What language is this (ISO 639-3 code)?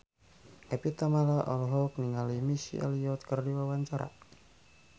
sun